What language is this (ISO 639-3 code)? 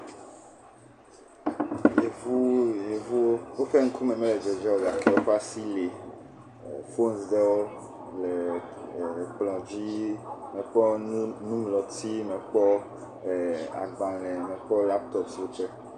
ewe